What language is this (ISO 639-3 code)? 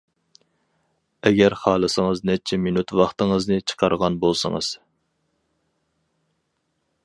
uig